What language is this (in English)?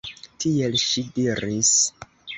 Esperanto